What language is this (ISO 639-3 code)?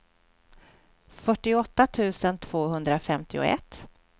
swe